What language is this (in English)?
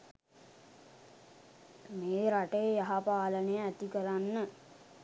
Sinhala